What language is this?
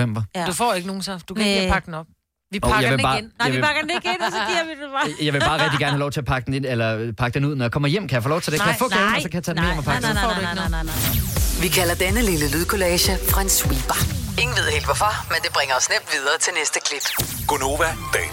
Danish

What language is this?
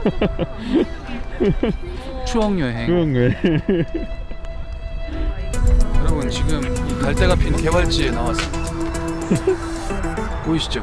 Korean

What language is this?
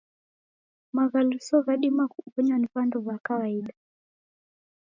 Taita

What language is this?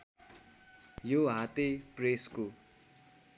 Nepali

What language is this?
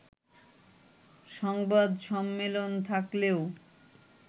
Bangla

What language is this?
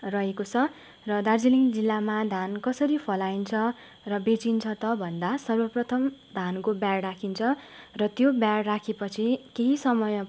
Nepali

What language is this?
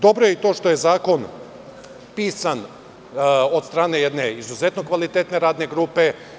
Serbian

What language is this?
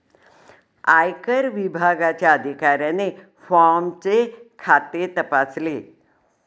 Marathi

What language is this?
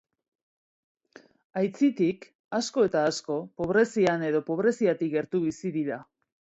Basque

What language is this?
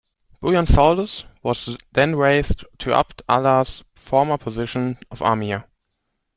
English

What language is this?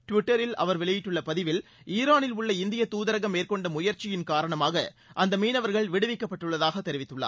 Tamil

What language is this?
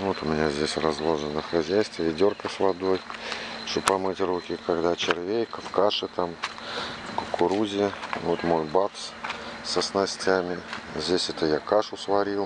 Russian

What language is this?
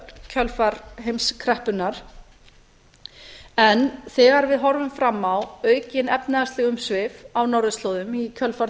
Icelandic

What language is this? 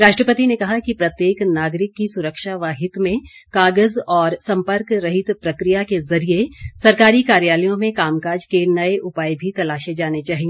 Hindi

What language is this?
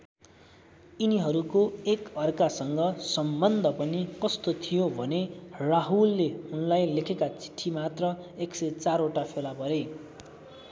Nepali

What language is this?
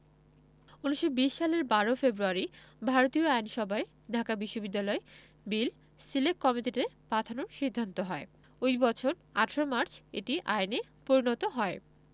Bangla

